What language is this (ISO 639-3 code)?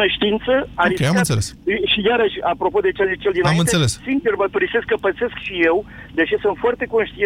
ron